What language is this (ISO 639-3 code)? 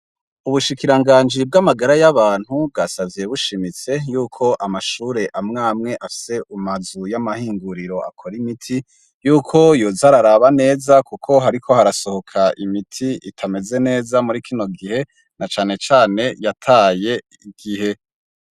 run